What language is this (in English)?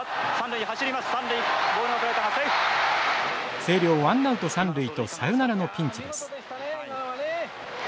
Japanese